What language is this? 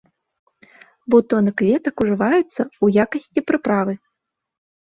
Belarusian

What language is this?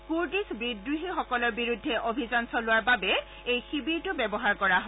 Assamese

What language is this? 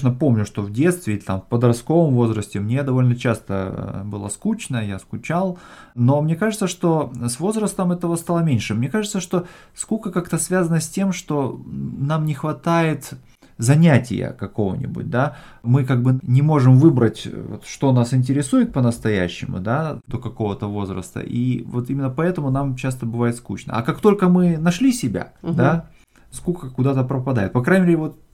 Russian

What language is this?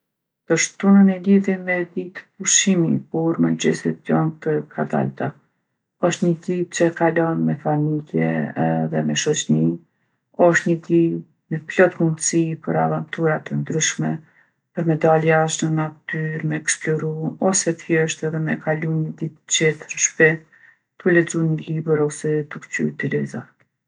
Gheg Albanian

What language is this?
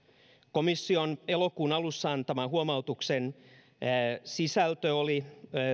Finnish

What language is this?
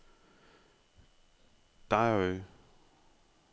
Danish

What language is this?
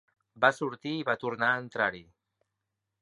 Catalan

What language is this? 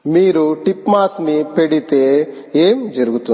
Telugu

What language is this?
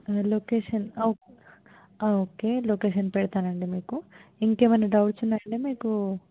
Telugu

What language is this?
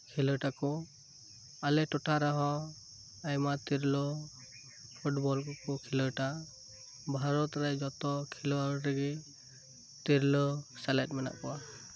Santali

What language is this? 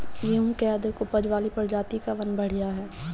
Bhojpuri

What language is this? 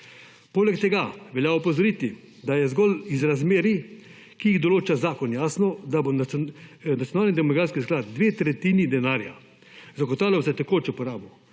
Slovenian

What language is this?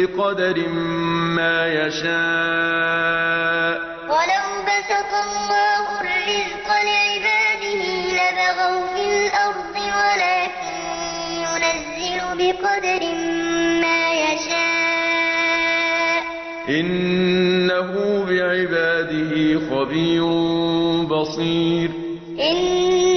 Arabic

